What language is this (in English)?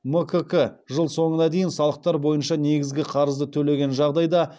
Kazakh